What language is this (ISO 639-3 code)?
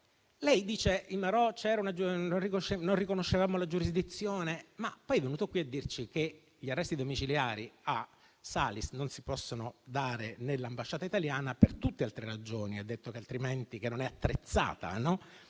ita